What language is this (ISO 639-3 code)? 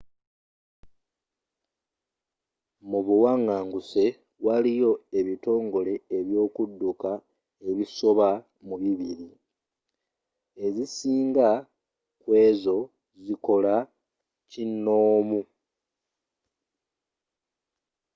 lug